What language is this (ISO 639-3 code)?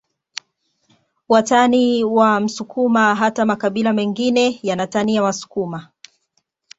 swa